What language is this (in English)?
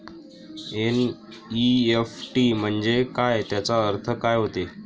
Marathi